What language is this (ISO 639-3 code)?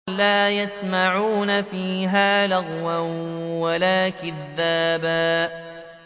ara